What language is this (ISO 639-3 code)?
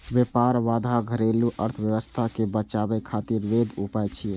mai